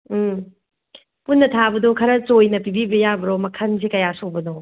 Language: Manipuri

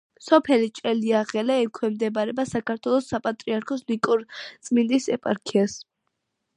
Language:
Georgian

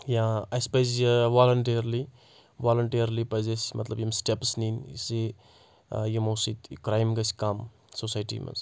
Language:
Kashmiri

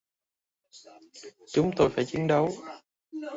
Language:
Vietnamese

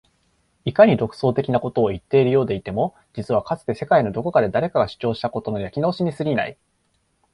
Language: Japanese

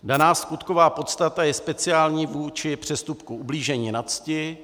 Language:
Czech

